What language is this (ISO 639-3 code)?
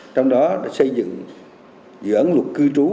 vie